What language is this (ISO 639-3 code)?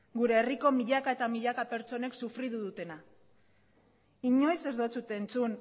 eus